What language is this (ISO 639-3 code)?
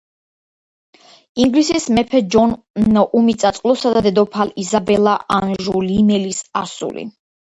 kat